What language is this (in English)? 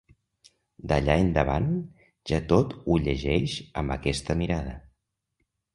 Catalan